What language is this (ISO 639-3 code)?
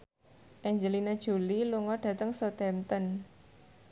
jav